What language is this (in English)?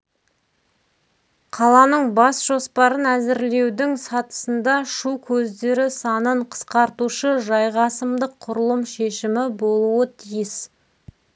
Kazakh